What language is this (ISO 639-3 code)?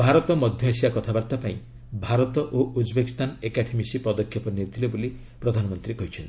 ori